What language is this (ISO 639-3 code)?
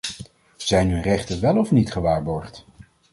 nld